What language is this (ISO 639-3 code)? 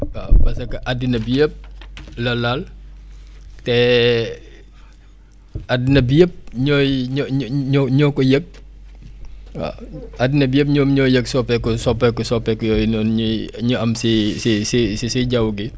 wol